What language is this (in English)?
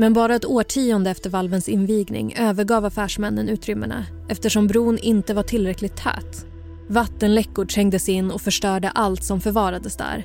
Swedish